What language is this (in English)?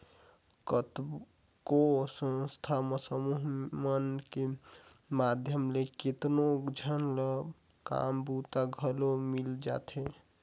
Chhattisgarhi